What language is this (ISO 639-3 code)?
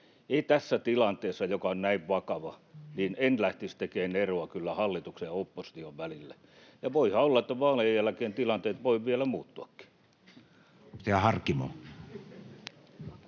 fin